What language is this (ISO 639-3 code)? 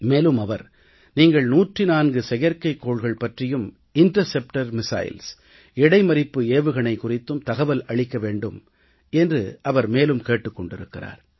tam